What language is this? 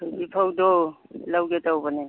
Manipuri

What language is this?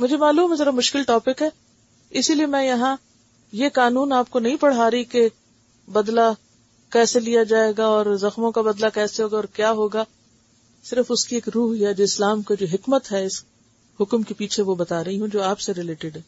Urdu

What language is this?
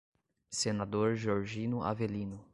Portuguese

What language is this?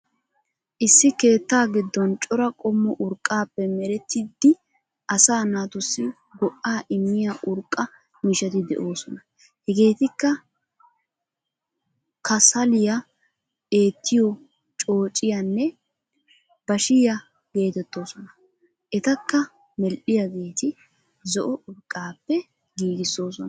Wolaytta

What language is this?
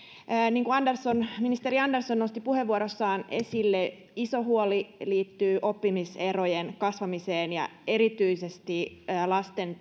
Finnish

